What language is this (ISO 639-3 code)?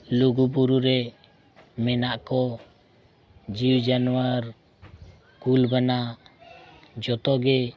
sat